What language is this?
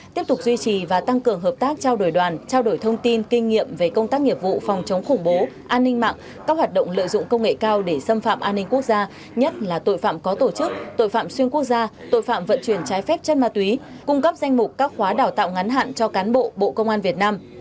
Vietnamese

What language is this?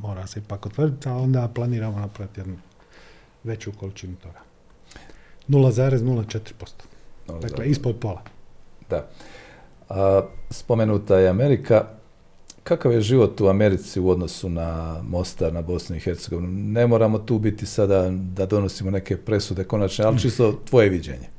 Croatian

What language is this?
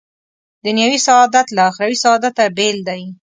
Pashto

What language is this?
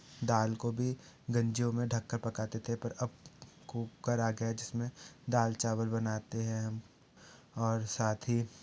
Hindi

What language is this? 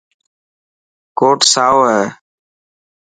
Dhatki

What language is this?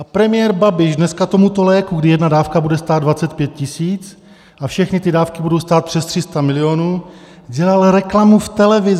Czech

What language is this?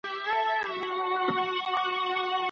Pashto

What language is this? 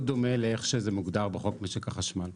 Hebrew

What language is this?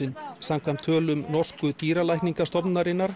Icelandic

